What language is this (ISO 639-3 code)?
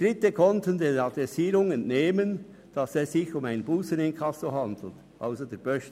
gsw